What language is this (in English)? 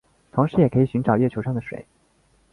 Chinese